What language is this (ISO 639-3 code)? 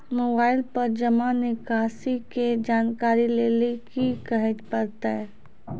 mai